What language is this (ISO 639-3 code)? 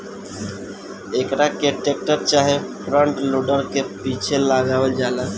bho